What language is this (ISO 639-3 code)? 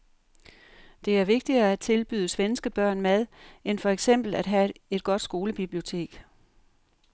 dan